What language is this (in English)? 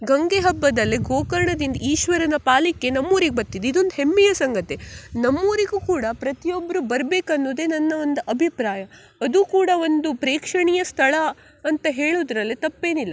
Kannada